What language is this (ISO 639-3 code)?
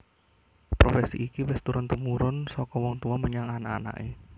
jav